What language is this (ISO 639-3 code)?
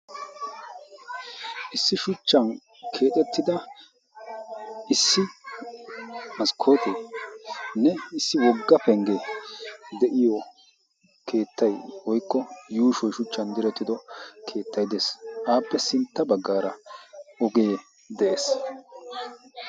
wal